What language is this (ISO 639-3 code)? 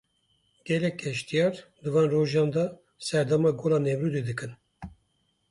kur